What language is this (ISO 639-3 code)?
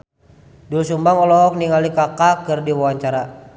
sun